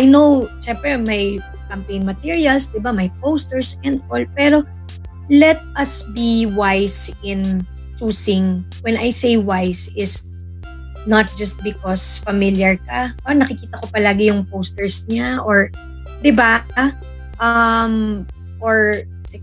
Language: Filipino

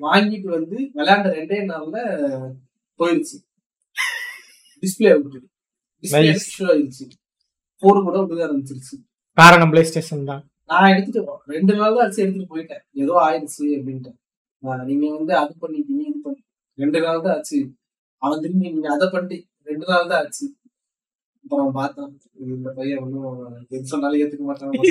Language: Tamil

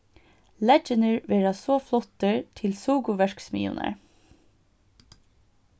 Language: Faroese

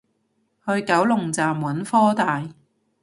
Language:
Cantonese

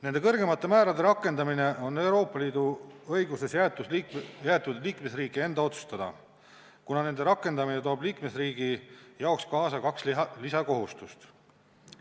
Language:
Estonian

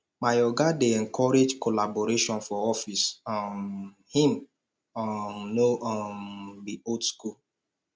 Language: Nigerian Pidgin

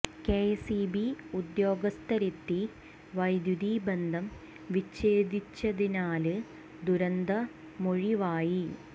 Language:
Malayalam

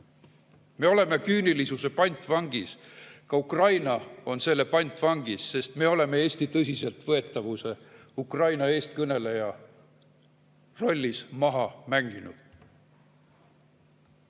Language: Estonian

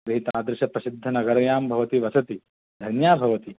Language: Sanskrit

